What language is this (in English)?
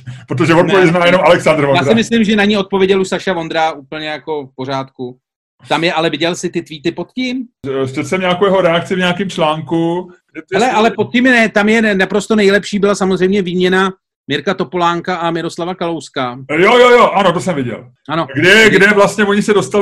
Czech